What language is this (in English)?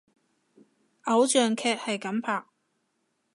Cantonese